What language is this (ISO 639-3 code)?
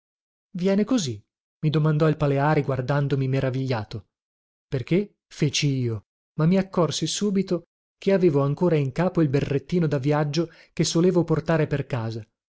ita